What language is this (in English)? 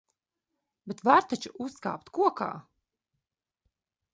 Latvian